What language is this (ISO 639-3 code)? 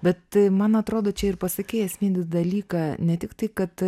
lit